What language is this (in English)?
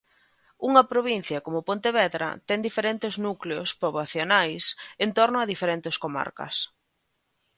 Galician